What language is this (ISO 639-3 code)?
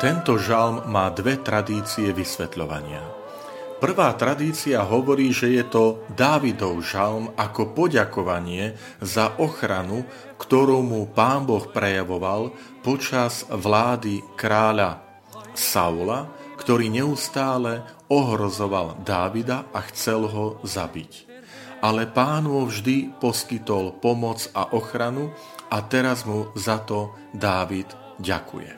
slk